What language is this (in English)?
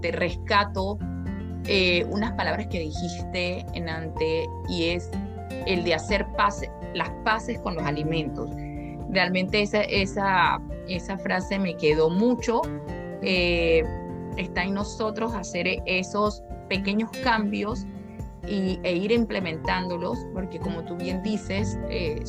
Spanish